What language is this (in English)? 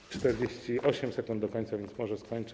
Polish